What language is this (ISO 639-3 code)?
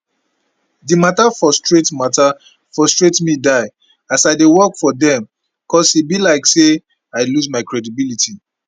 pcm